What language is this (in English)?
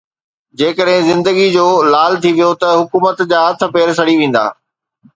Sindhi